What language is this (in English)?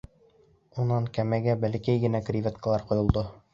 Bashkir